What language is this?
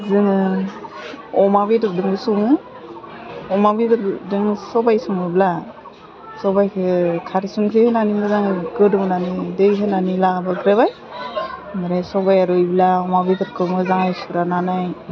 Bodo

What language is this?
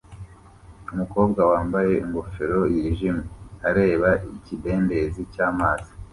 Kinyarwanda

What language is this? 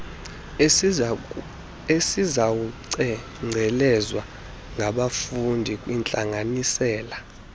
Xhosa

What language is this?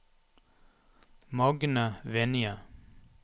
Norwegian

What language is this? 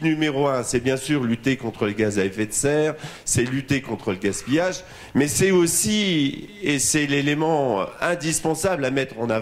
French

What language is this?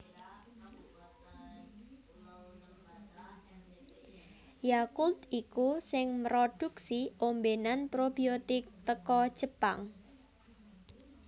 Javanese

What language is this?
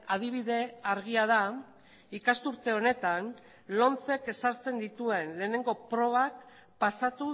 Basque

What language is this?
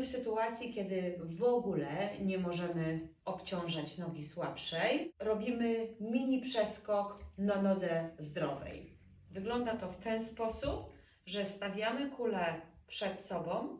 Polish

